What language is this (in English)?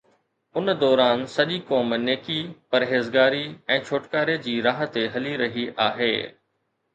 Sindhi